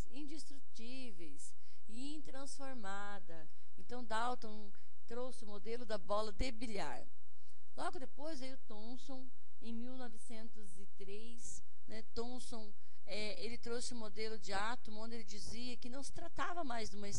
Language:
Portuguese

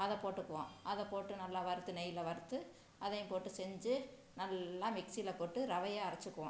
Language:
Tamil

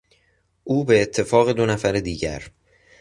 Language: Persian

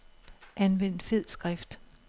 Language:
Danish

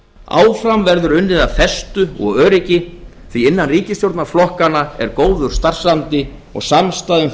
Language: Icelandic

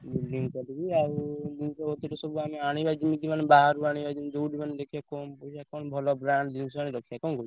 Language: Odia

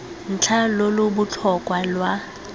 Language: Tswana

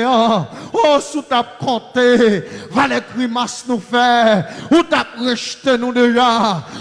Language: French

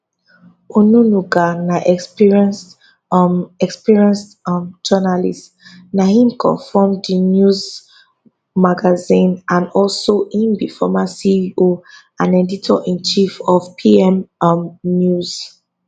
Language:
Nigerian Pidgin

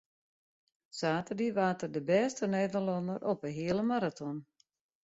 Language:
Western Frisian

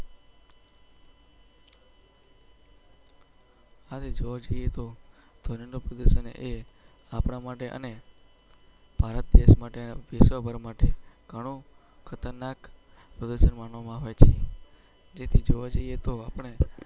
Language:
Gujarati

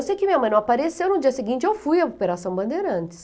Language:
Portuguese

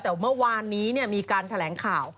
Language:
Thai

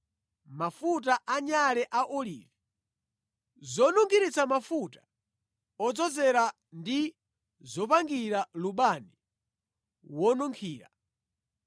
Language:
Nyanja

